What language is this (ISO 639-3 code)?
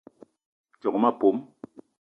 eto